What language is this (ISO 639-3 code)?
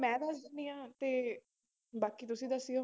pan